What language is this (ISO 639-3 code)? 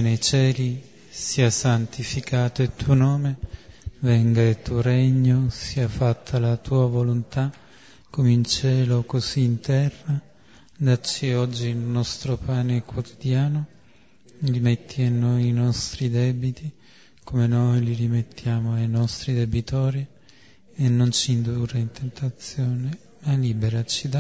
ita